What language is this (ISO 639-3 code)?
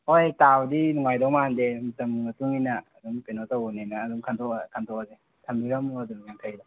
mni